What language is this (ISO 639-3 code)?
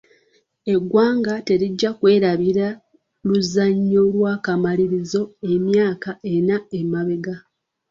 lug